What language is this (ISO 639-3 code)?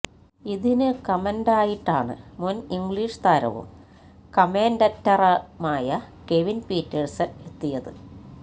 mal